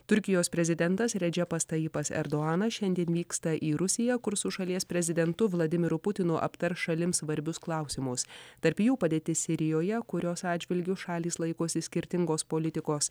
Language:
Lithuanian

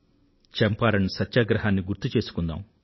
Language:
Telugu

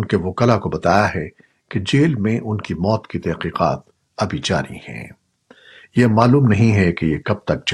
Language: Urdu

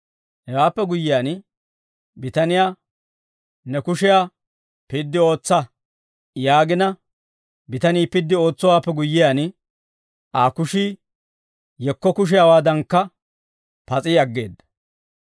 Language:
Dawro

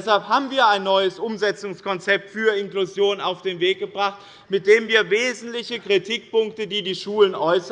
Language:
German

